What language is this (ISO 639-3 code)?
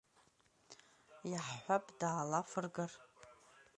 abk